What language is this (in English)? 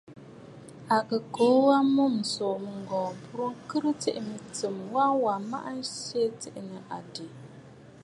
Bafut